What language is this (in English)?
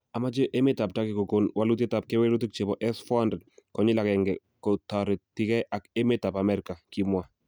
Kalenjin